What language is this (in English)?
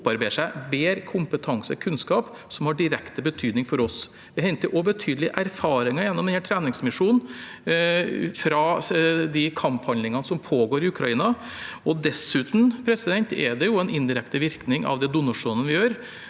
Norwegian